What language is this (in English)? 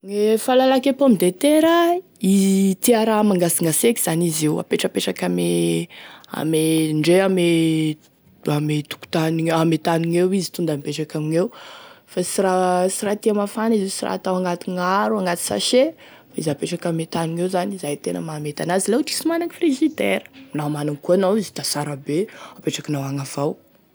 Tesaka Malagasy